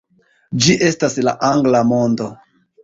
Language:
Esperanto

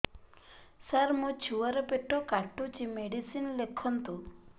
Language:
Odia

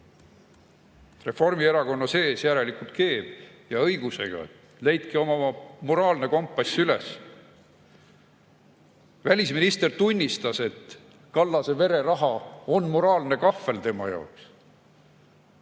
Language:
Estonian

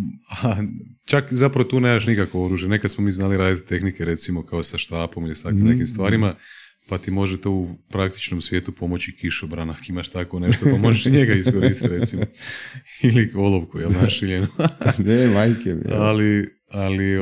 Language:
Croatian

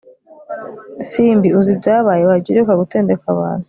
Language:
Kinyarwanda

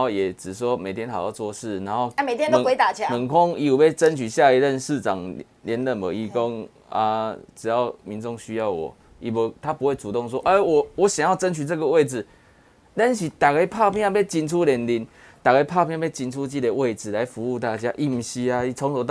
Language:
Chinese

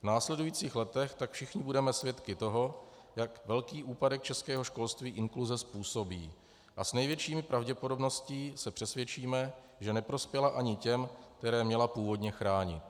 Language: Czech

